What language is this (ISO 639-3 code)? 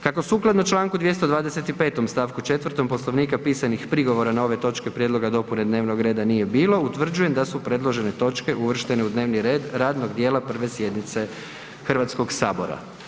hrv